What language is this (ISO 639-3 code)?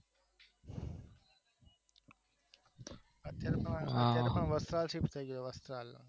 guj